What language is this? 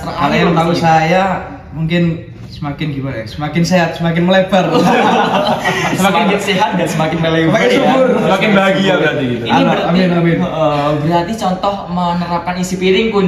Indonesian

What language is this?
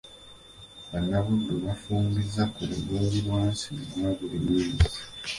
Ganda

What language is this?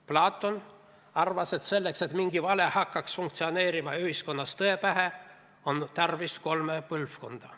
Estonian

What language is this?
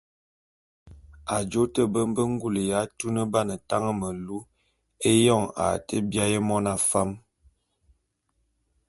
Bulu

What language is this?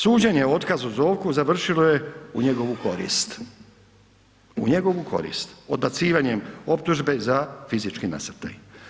Croatian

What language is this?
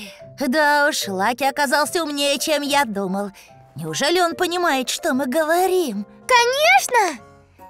Russian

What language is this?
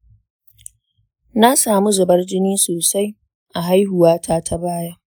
Hausa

